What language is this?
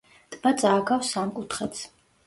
Georgian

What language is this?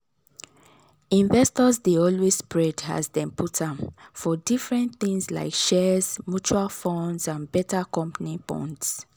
Nigerian Pidgin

